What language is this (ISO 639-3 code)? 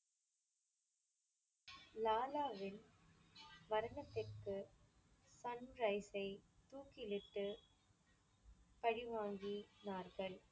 tam